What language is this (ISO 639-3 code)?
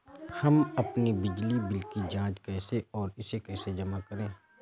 hin